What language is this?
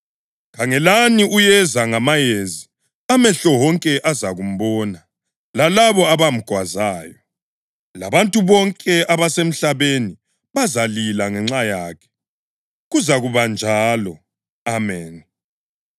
North Ndebele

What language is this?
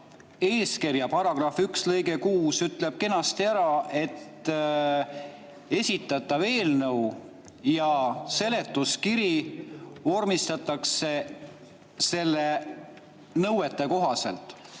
Estonian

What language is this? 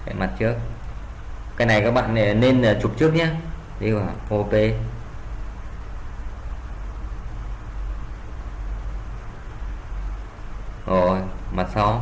Vietnamese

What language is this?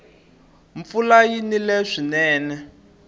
Tsonga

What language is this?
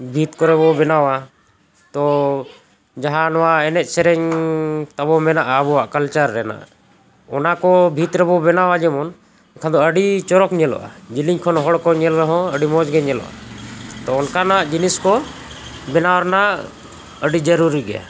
Santali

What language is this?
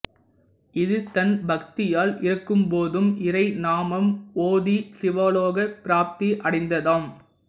Tamil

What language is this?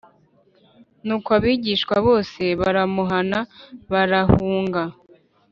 Kinyarwanda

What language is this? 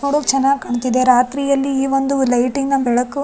Kannada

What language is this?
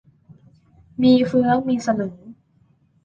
Thai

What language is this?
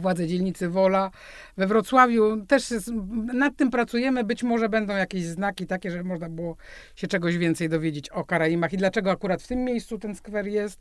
Polish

